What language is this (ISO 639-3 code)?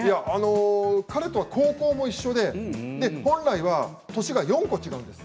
jpn